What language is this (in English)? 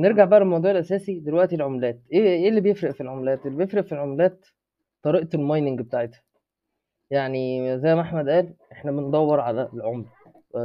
Arabic